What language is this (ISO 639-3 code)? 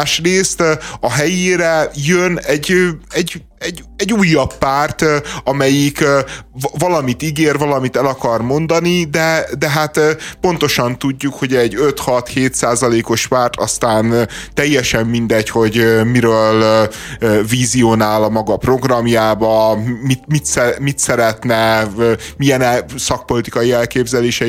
hun